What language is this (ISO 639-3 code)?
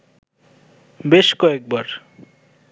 ben